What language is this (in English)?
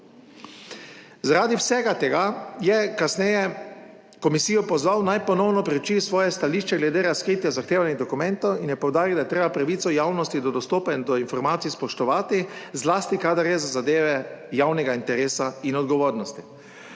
Slovenian